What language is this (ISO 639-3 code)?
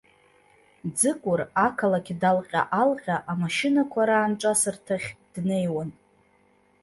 abk